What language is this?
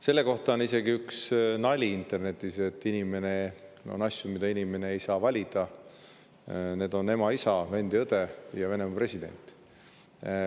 Estonian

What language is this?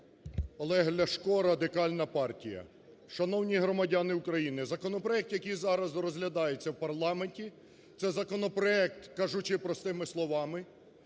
Ukrainian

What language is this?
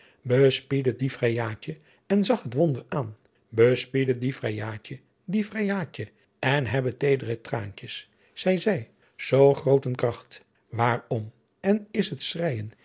Dutch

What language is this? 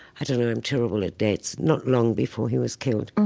English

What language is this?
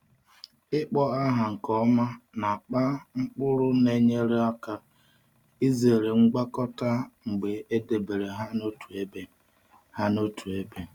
Igbo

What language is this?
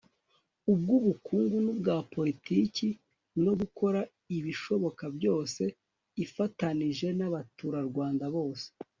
Kinyarwanda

